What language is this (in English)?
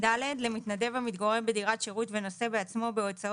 Hebrew